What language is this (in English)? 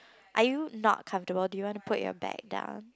English